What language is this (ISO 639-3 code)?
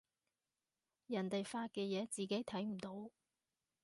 yue